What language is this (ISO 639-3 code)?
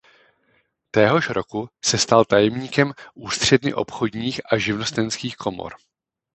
ces